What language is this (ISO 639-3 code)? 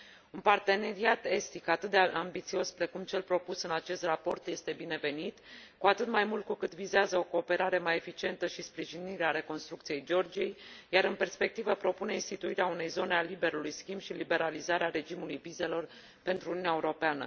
ron